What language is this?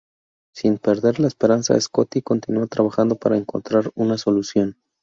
Spanish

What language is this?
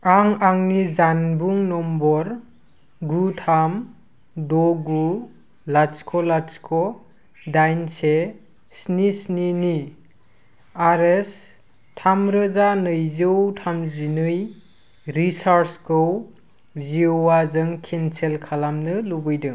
Bodo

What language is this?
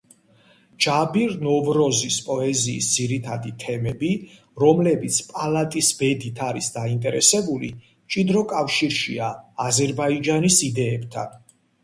Georgian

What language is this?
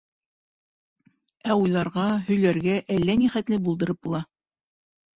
Bashkir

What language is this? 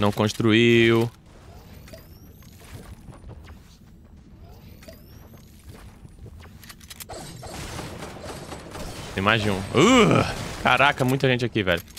Portuguese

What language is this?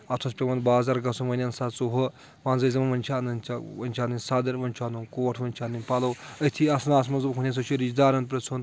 Kashmiri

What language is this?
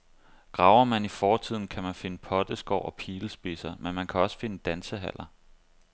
Danish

